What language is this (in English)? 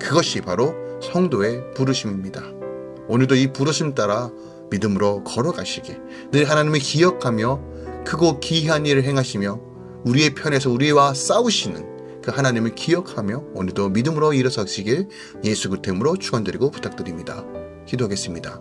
Korean